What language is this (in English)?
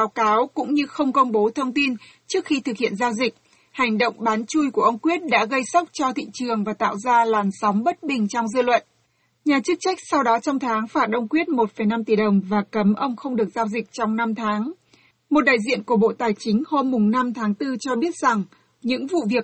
Vietnamese